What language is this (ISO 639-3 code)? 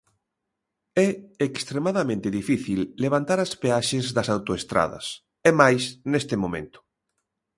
glg